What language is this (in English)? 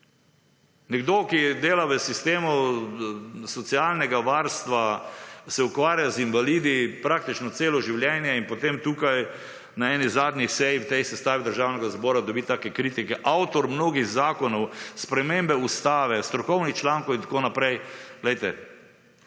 Slovenian